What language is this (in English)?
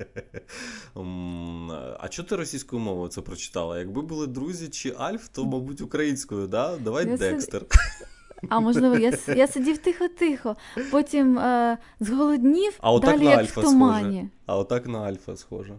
Ukrainian